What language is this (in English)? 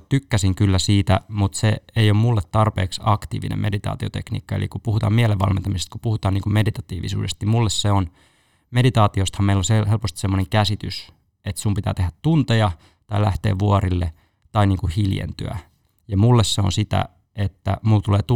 Finnish